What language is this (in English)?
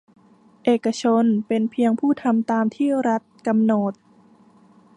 Thai